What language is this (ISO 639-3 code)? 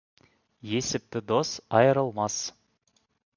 kaz